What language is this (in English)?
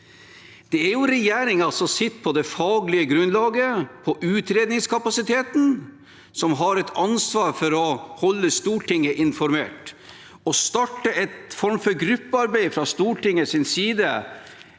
Norwegian